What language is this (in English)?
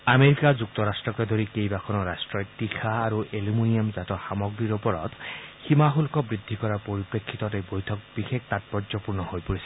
Assamese